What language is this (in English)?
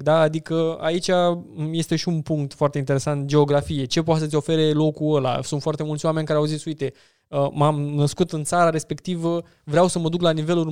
Romanian